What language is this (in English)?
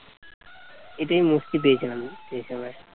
Bangla